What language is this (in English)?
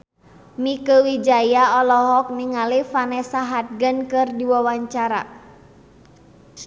Sundanese